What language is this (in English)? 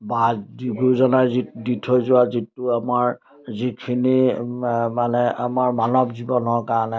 Assamese